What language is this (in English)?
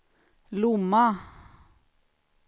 Swedish